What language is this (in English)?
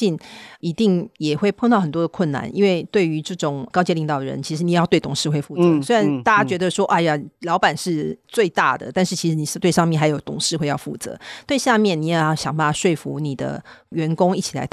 Chinese